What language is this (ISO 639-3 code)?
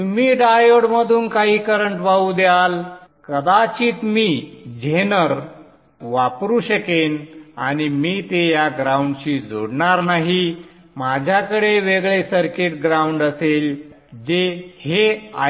mar